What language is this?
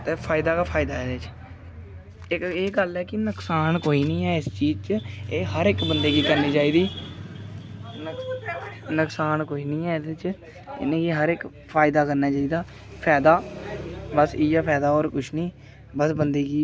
Dogri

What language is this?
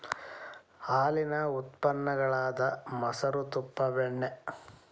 Kannada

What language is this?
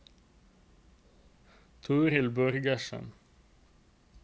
Norwegian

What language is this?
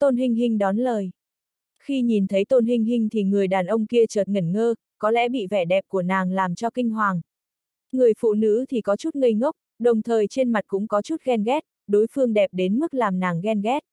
Vietnamese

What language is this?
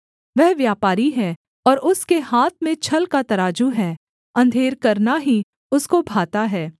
Hindi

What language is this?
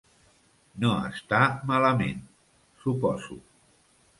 Catalan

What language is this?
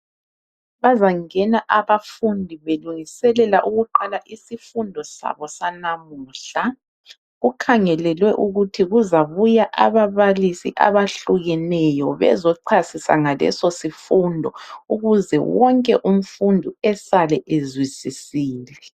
North Ndebele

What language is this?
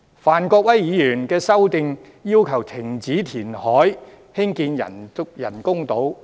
Cantonese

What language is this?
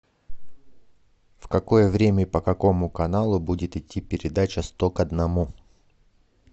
Russian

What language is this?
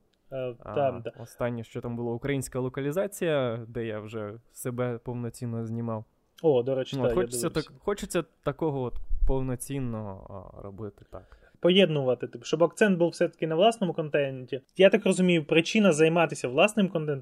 Ukrainian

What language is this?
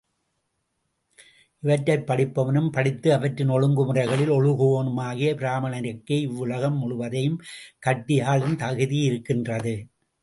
Tamil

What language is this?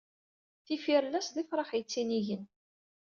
Kabyle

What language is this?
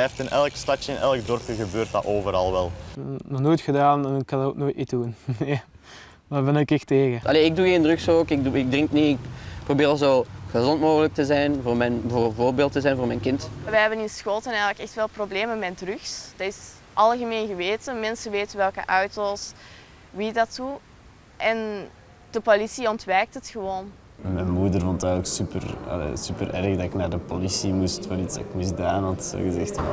Dutch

